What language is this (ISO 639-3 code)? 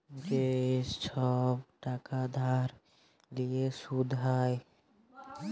ben